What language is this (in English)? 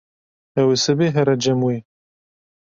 Kurdish